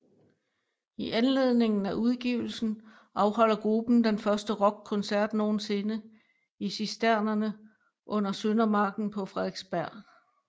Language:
Danish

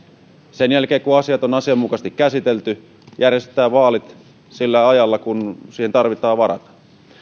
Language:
Finnish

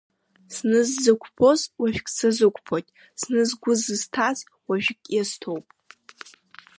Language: Abkhazian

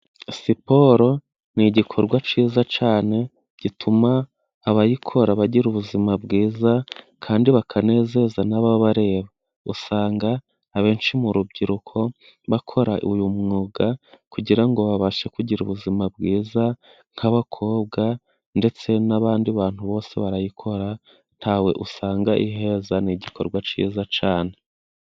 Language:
Kinyarwanda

